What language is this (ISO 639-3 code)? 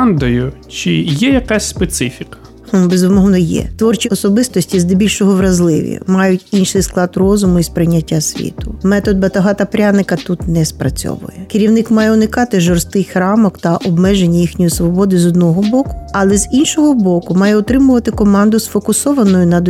ukr